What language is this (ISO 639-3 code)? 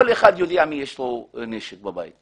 heb